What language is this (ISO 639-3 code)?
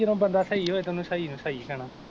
pan